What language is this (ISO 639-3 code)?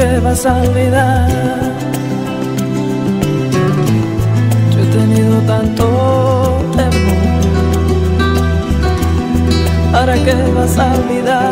spa